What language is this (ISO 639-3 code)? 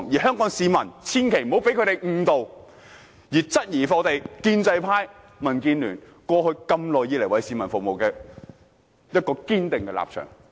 yue